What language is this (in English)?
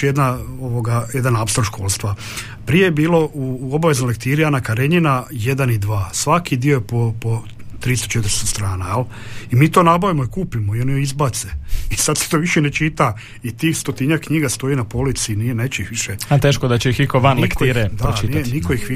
Croatian